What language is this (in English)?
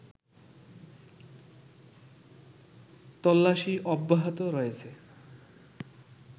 Bangla